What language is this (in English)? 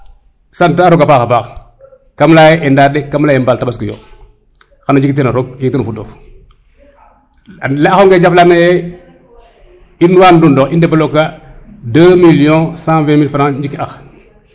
Serer